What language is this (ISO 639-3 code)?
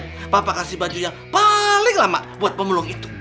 ind